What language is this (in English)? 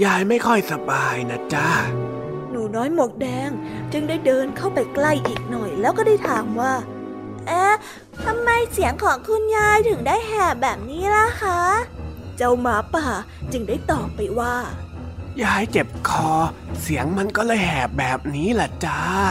Thai